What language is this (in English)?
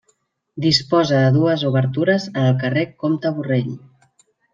Catalan